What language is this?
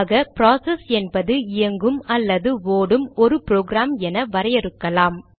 Tamil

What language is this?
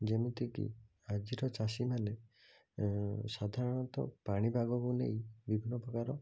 Odia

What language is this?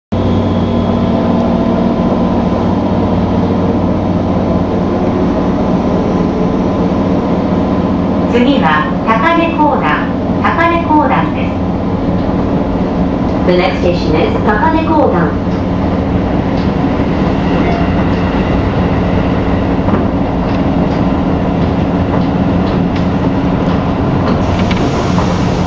Japanese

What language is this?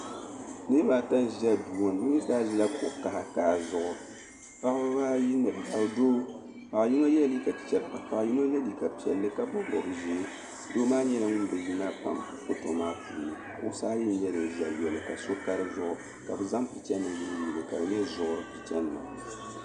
Dagbani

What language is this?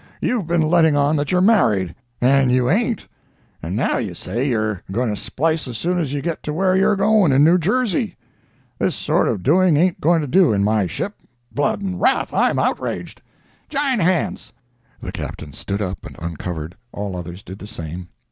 English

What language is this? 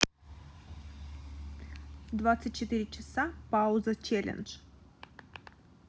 Russian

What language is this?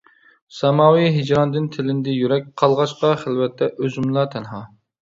Uyghur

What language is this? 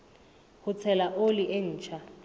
Southern Sotho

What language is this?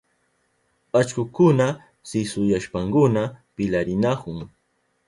Southern Pastaza Quechua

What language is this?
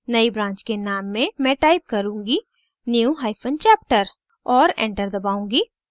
Hindi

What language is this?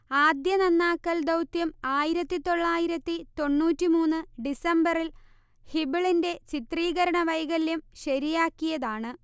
Malayalam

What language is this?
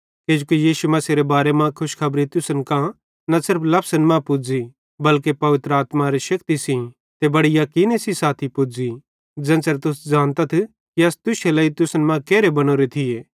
Bhadrawahi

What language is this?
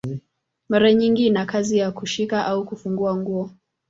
Swahili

